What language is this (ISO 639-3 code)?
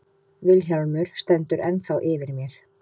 isl